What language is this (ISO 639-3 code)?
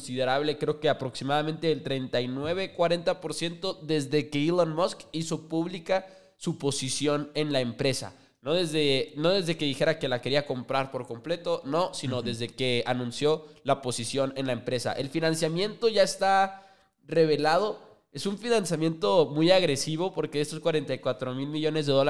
spa